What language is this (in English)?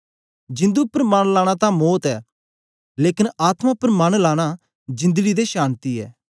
Dogri